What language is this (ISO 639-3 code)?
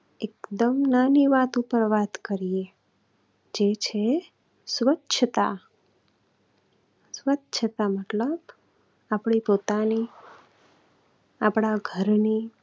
guj